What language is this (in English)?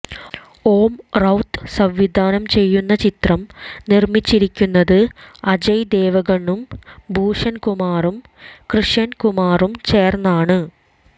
Malayalam